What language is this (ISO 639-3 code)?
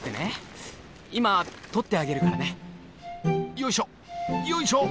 jpn